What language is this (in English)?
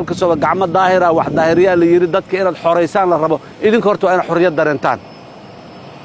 Arabic